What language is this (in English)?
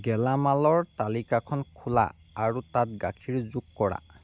Assamese